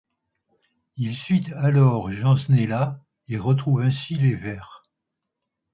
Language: French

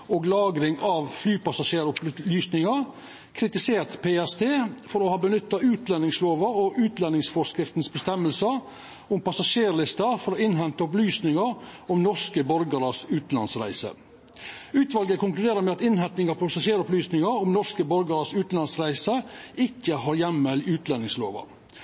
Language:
Norwegian Nynorsk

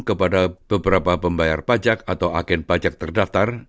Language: Indonesian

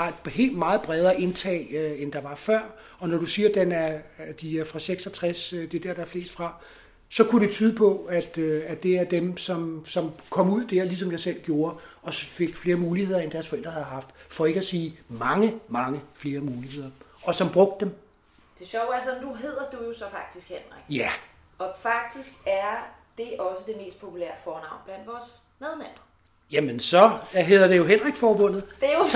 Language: Danish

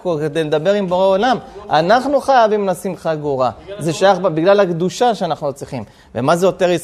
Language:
Hebrew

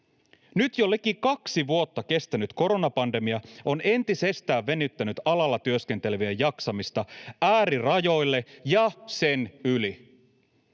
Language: Finnish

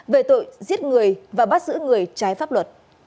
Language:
Vietnamese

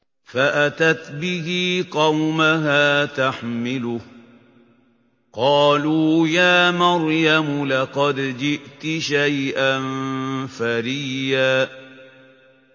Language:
Arabic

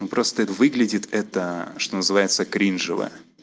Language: Russian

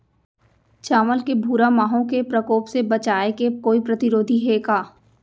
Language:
Chhattisgarhi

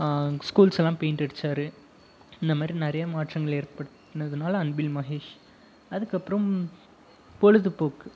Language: Tamil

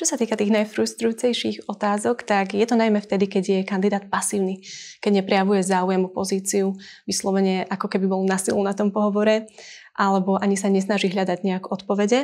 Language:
Slovak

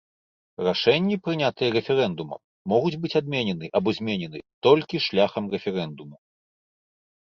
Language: Belarusian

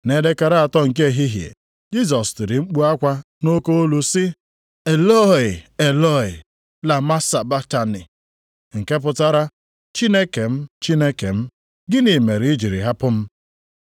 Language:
Igbo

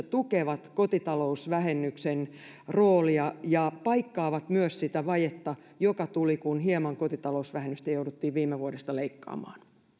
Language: Finnish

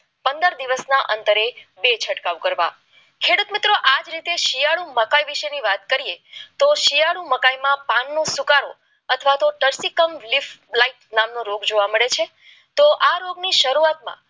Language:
Gujarati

